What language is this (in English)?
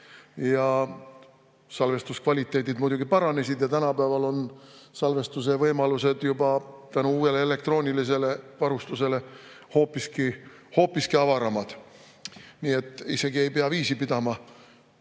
Estonian